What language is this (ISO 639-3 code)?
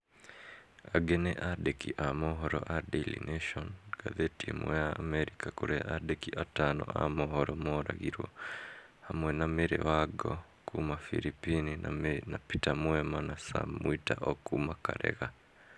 kik